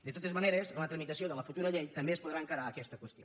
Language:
Catalan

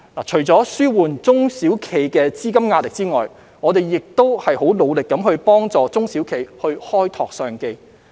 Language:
Cantonese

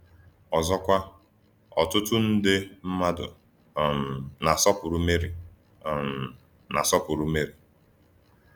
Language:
Igbo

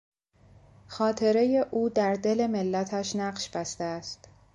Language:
Persian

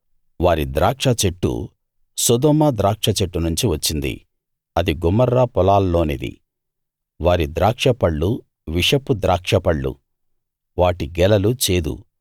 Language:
Telugu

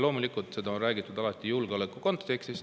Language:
Estonian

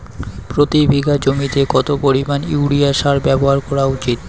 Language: Bangla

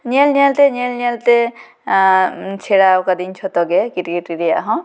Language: Santali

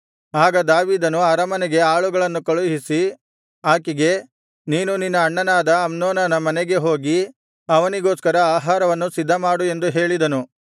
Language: Kannada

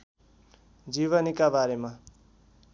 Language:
Nepali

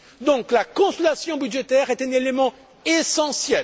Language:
French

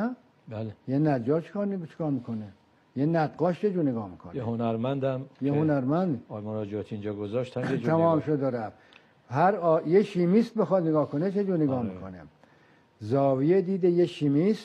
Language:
Persian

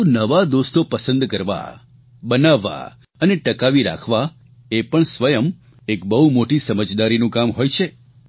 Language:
Gujarati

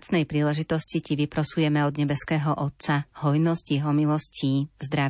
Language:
Slovak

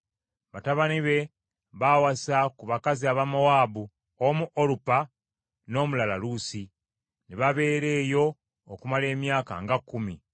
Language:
Ganda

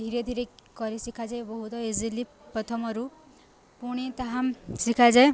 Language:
Odia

